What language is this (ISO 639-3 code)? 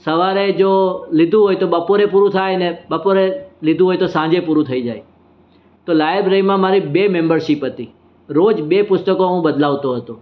guj